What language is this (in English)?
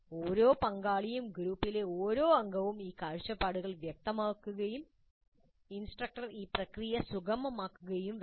Malayalam